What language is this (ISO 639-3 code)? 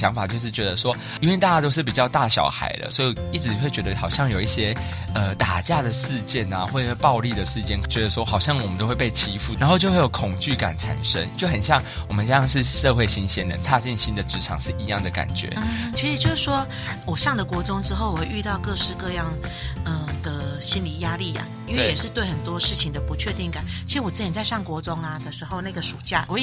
zho